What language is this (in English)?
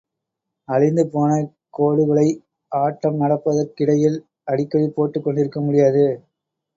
Tamil